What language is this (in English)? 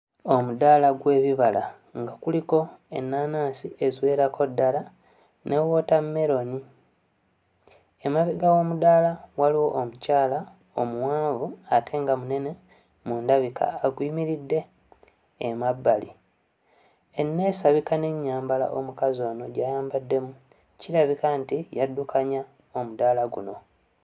Ganda